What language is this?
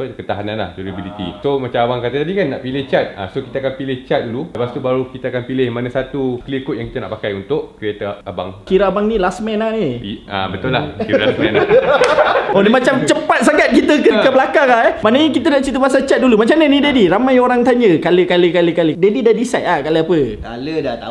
Malay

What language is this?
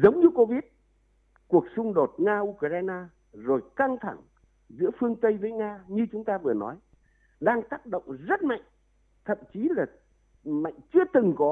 Vietnamese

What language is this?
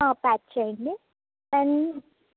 Telugu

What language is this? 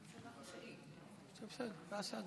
Hebrew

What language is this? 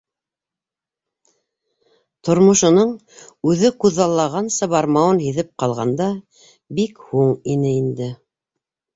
Bashkir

